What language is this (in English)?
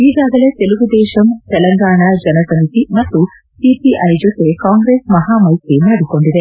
Kannada